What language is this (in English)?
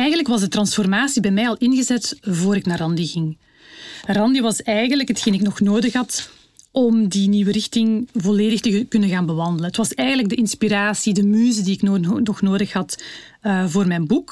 Dutch